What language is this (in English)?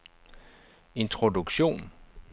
Danish